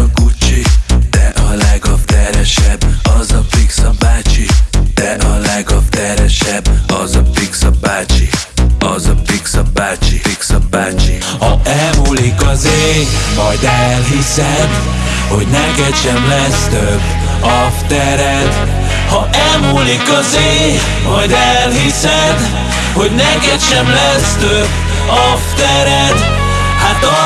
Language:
French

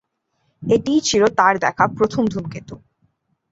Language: Bangla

